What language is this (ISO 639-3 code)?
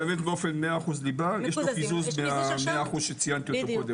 heb